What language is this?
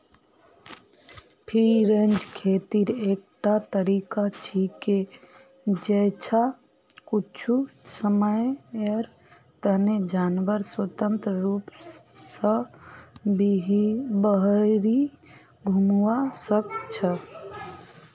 Magahi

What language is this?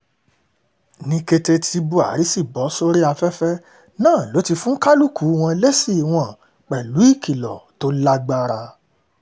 Yoruba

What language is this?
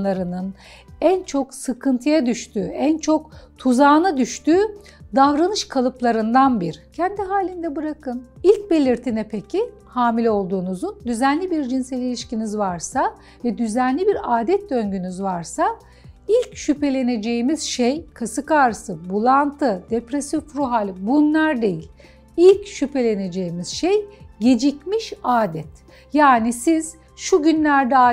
Turkish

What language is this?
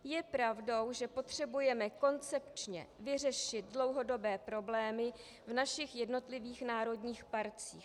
Czech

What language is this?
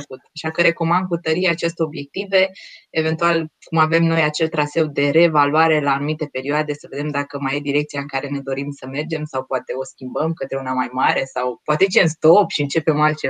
Romanian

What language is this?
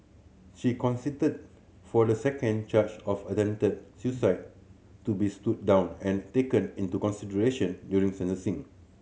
English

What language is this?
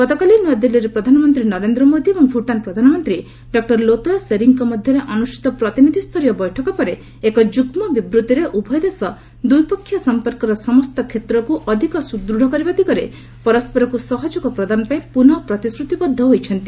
Odia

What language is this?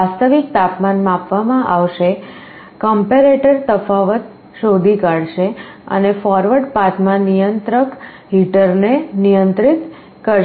Gujarati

